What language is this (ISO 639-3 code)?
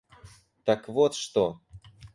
rus